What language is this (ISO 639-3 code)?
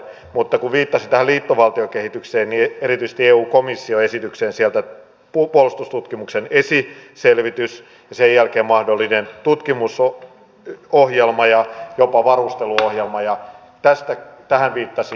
fin